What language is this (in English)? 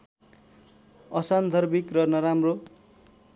Nepali